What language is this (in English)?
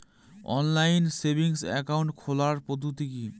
Bangla